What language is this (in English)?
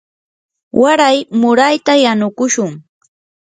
Yanahuanca Pasco Quechua